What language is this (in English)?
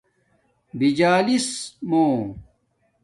Domaaki